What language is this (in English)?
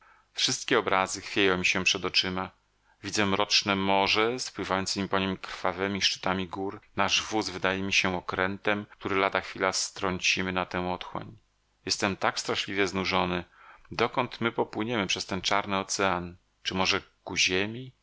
Polish